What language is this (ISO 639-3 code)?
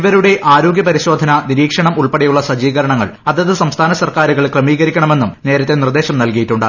mal